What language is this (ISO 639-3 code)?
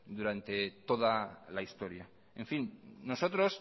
spa